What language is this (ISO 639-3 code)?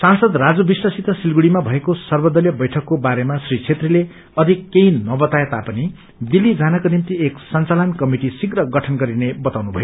nep